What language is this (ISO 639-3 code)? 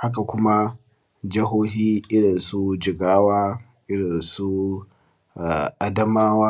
hau